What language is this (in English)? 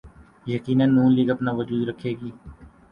Urdu